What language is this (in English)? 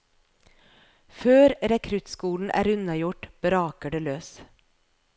Norwegian